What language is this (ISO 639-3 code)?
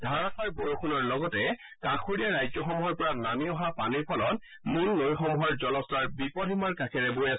asm